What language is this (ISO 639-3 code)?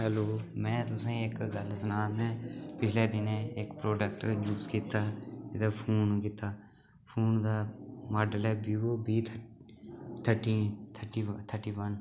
doi